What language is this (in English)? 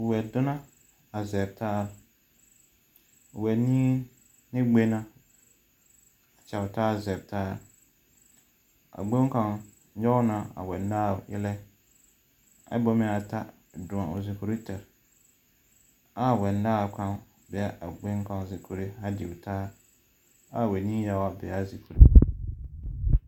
Southern Dagaare